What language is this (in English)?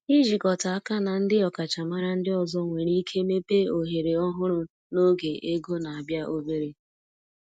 Igbo